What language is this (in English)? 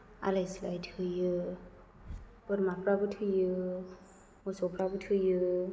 Bodo